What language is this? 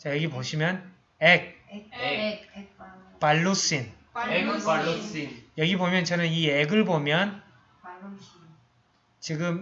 Korean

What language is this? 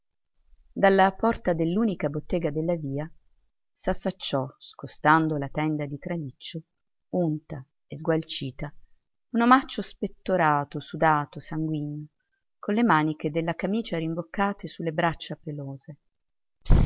Italian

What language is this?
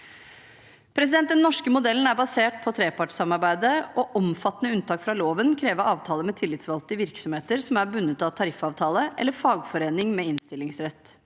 Norwegian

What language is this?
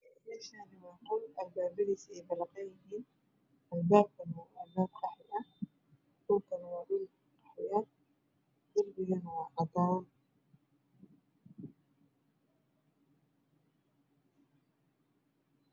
Somali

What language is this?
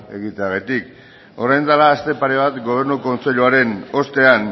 Basque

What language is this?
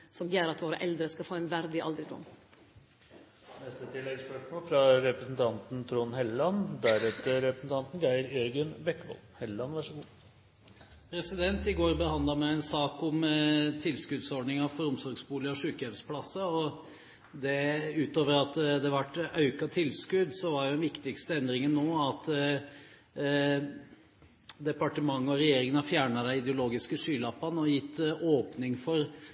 Norwegian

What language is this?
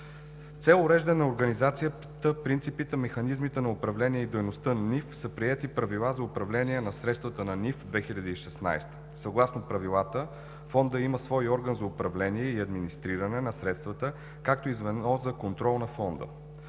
Bulgarian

